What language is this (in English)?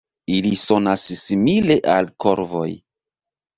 Esperanto